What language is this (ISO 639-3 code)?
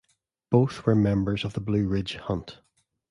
eng